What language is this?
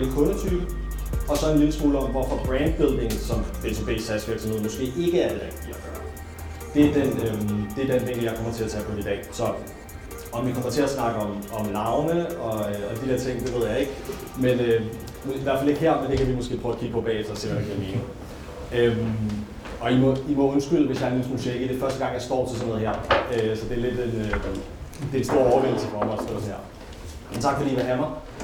Danish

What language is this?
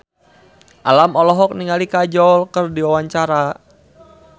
Sundanese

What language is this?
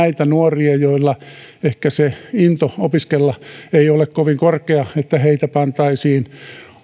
Finnish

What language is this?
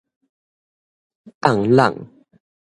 Min Nan Chinese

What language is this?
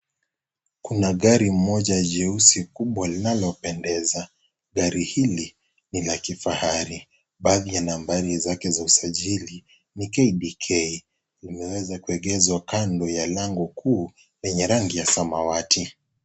Swahili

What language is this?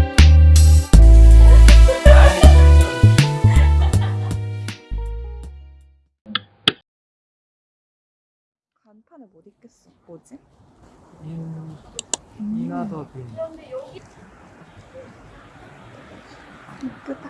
Korean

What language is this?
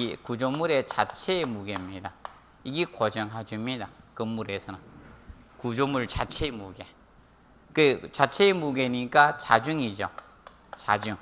Korean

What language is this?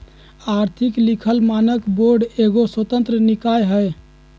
Magahi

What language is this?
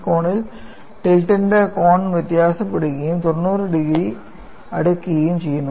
Malayalam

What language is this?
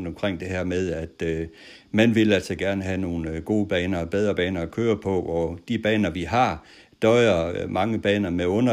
Danish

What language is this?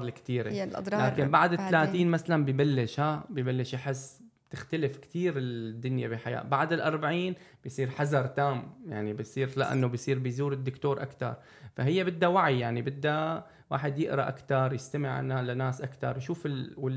Arabic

